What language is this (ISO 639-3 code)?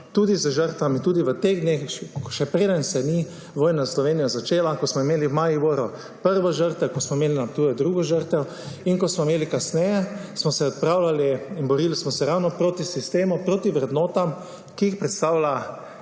slv